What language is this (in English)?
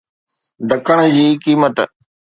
Sindhi